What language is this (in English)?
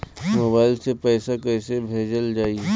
Bhojpuri